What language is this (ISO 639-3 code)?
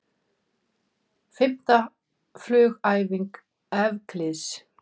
isl